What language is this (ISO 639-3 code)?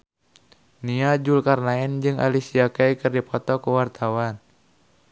sun